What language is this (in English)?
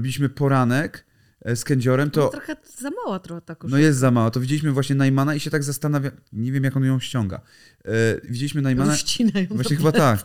Polish